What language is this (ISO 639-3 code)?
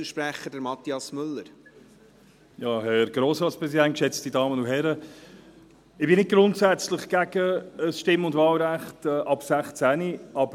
gsw